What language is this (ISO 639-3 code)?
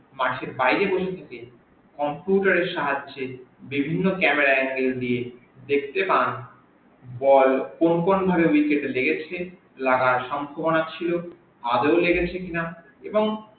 ben